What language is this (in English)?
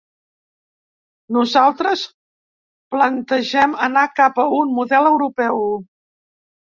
Catalan